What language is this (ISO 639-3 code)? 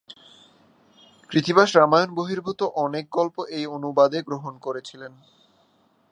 ben